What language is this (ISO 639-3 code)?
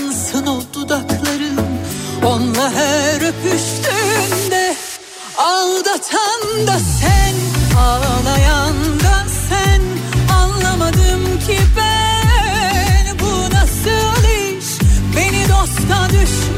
tur